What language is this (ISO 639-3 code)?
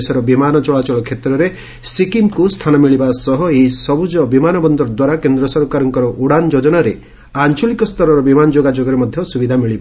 ori